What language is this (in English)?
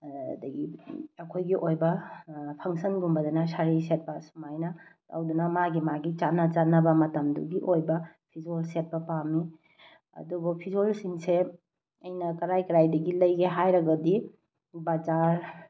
Manipuri